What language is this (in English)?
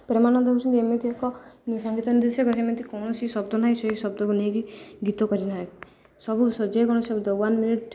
Odia